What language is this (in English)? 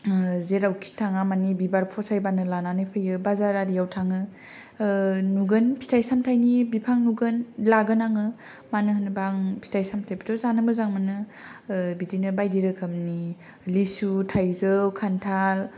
Bodo